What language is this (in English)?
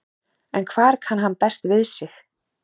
Icelandic